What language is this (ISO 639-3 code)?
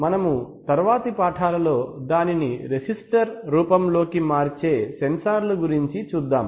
tel